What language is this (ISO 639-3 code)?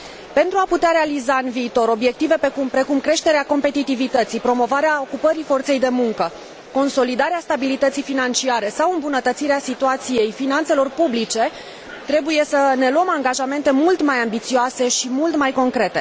ron